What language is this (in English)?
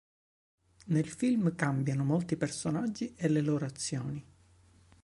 Italian